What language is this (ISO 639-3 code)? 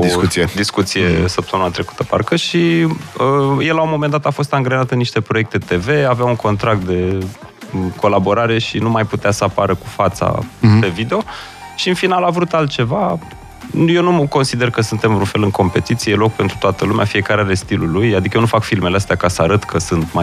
ron